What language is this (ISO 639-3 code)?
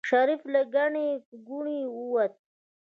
pus